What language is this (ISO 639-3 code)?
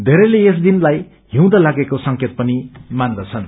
nep